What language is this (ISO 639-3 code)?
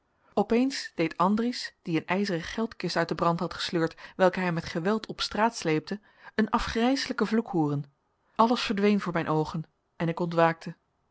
nld